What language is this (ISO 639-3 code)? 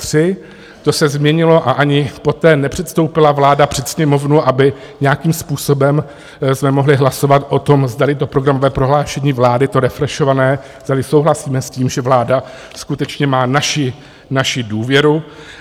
ces